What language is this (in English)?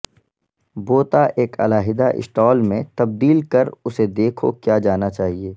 Urdu